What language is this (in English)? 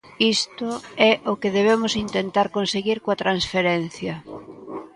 Galician